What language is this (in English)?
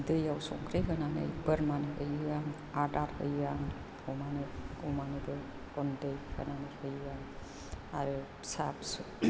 Bodo